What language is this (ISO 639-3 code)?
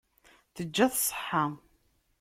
kab